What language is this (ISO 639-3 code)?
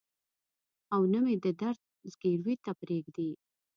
pus